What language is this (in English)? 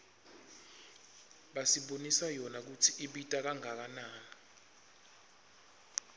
Swati